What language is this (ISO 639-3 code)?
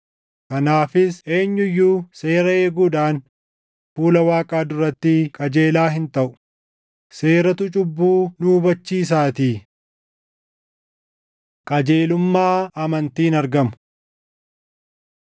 orm